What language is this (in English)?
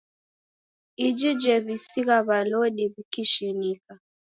Taita